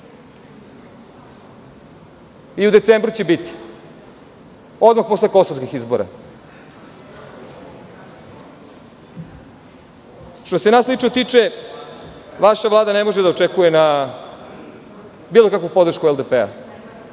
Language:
Serbian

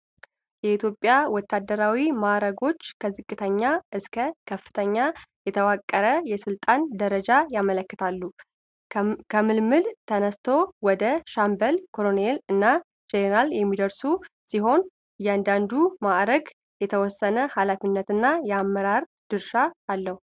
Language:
Amharic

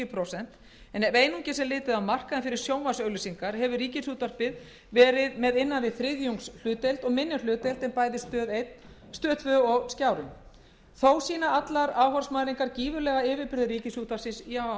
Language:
Icelandic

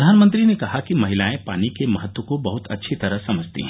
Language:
Hindi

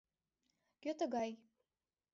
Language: Mari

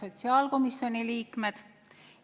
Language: Estonian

